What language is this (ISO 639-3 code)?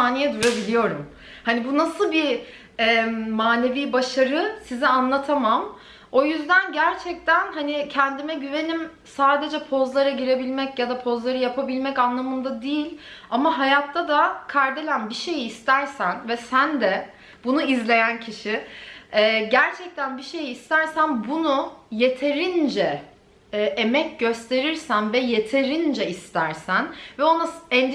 tur